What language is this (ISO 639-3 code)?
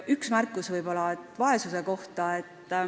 est